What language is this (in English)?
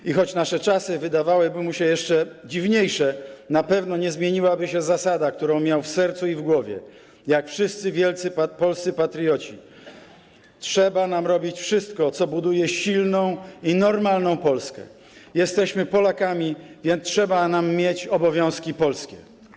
Polish